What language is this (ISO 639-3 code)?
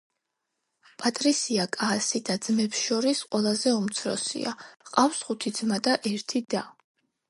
kat